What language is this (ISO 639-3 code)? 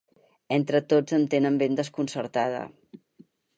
cat